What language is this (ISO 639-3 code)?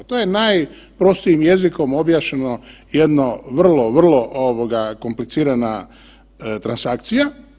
hrv